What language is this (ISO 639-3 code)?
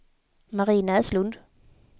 swe